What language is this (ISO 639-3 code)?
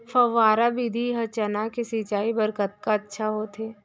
hne